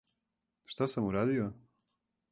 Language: Serbian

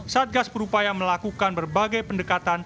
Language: Indonesian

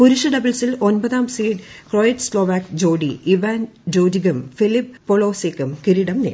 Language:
Malayalam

